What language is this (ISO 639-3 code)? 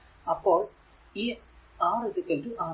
mal